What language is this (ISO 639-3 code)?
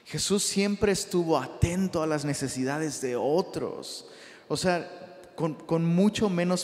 spa